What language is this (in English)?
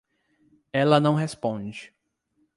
Portuguese